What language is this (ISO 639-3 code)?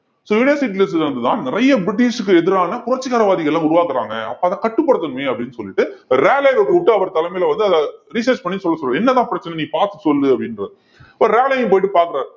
tam